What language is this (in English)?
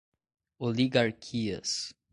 Portuguese